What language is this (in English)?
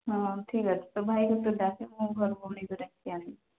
Odia